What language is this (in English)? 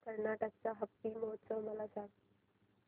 Marathi